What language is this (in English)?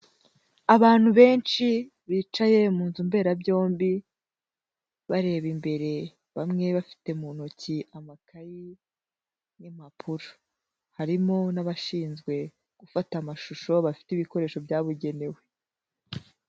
Kinyarwanda